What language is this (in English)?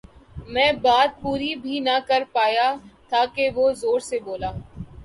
Urdu